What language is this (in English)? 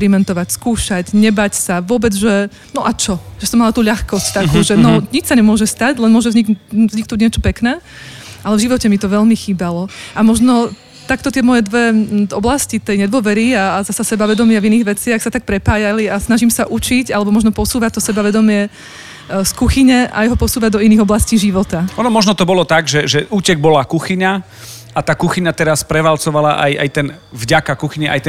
Slovak